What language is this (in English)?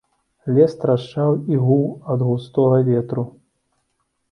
Belarusian